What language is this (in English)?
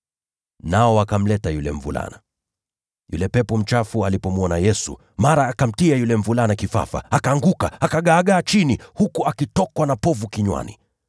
Swahili